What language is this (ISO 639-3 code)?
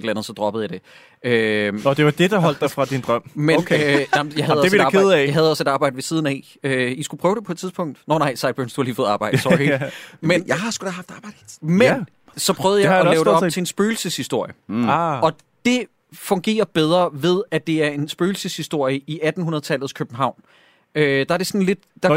dan